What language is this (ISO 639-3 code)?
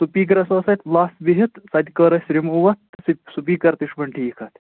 kas